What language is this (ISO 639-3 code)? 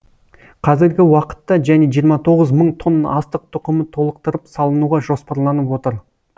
kaz